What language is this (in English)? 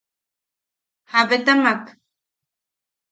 Yaqui